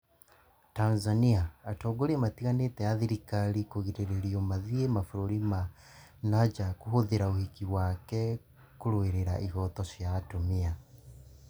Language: Kikuyu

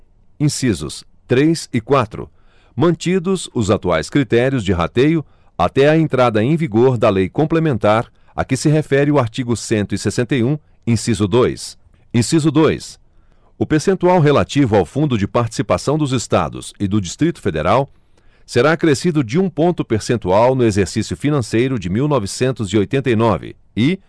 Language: Portuguese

